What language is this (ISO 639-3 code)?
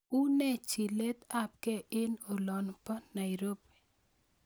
kln